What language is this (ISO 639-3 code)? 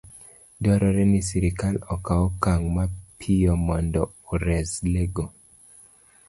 luo